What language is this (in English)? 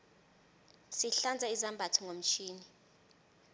South Ndebele